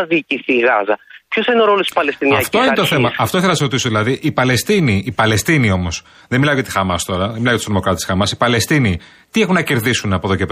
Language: Greek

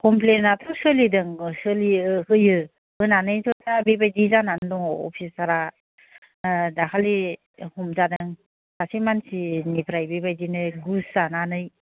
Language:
Bodo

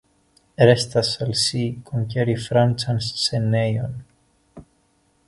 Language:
Esperanto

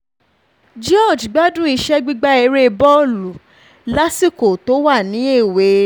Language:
Yoruba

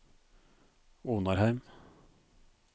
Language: Norwegian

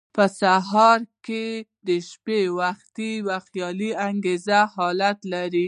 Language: Pashto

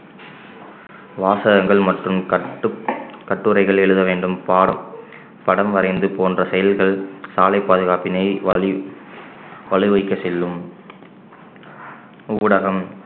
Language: Tamil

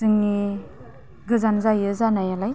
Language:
Bodo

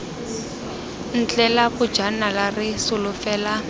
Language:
Tswana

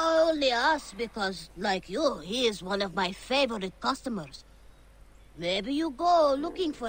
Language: Polish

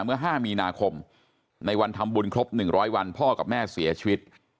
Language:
Thai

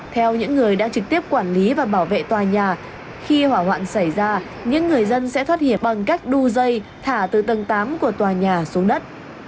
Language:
Vietnamese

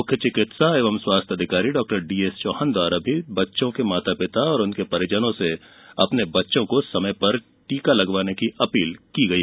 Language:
Hindi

